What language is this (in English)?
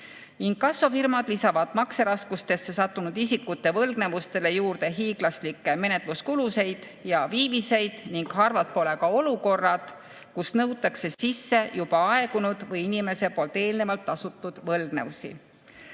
Estonian